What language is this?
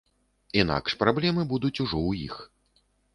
Belarusian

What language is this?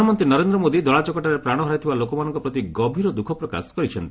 Odia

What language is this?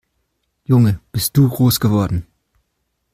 German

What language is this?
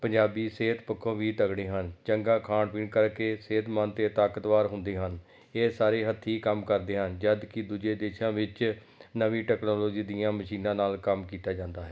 Punjabi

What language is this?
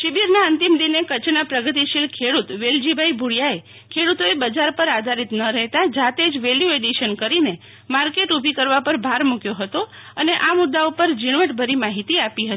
Gujarati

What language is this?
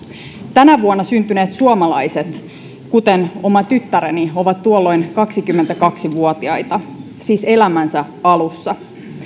Finnish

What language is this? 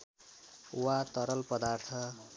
Nepali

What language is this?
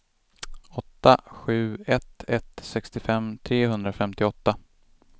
Swedish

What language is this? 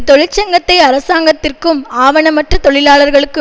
Tamil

